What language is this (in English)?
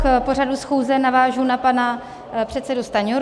Czech